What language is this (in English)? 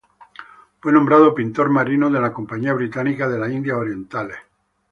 Spanish